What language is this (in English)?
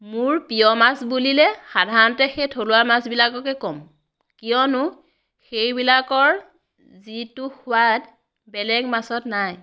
Assamese